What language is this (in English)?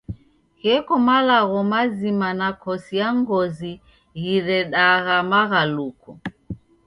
Taita